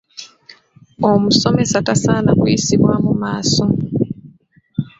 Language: Ganda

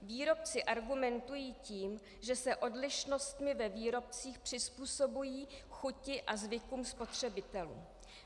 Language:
Czech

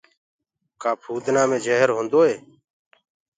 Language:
Gurgula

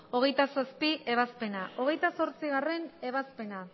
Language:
Basque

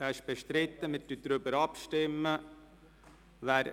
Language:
Swiss German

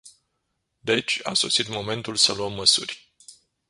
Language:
Romanian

